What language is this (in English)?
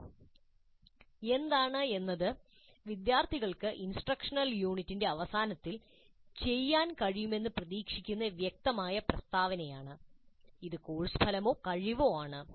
Malayalam